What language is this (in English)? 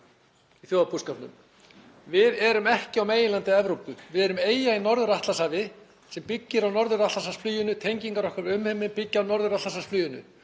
Icelandic